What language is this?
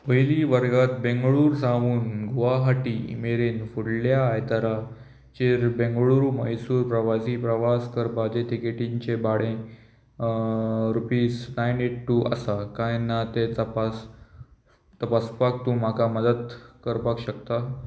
Konkani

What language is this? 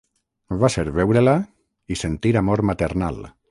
Catalan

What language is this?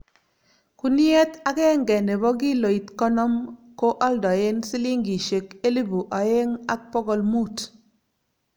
Kalenjin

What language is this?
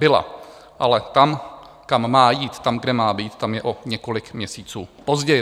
Czech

